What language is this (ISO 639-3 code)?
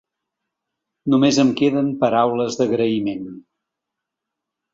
cat